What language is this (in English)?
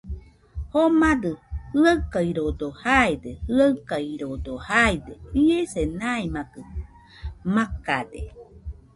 Nüpode Huitoto